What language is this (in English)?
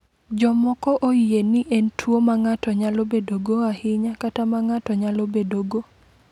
Luo (Kenya and Tanzania)